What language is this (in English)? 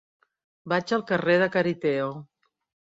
Catalan